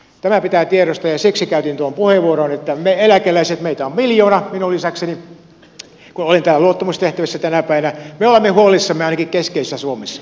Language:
Finnish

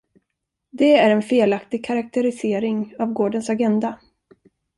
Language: Swedish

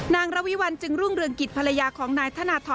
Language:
Thai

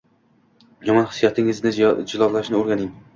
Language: Uzbek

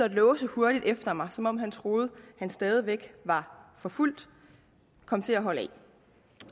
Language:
Danish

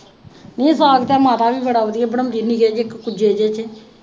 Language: Punjabi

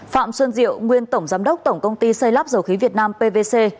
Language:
Vietnamese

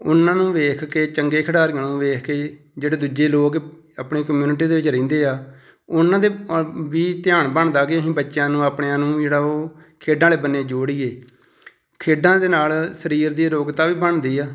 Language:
Punjabi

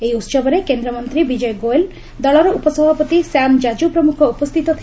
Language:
Odia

